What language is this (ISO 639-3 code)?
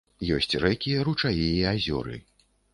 bel